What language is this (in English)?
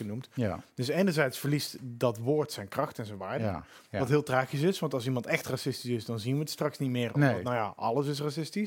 Dutch